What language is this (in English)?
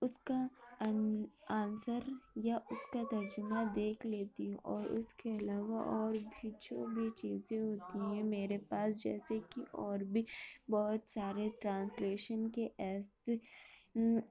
Urdu